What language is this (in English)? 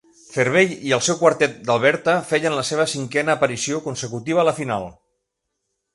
Catalan